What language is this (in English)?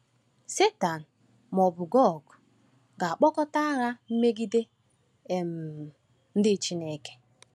Igbo